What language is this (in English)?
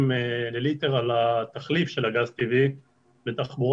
Hebrew